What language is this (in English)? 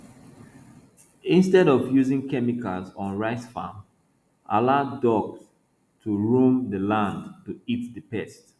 Nigerian Pidgin